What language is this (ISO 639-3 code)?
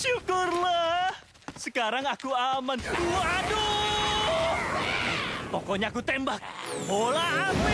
ind